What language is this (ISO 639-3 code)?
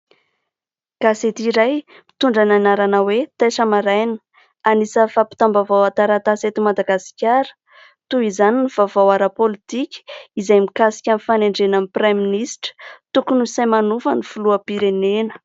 mlg